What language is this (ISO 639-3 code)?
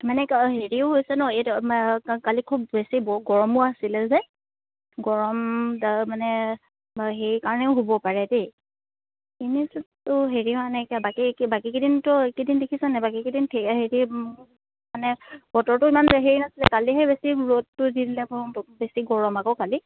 asm